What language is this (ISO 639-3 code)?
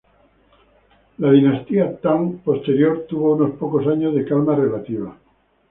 spa